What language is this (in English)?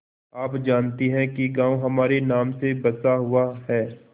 Hindi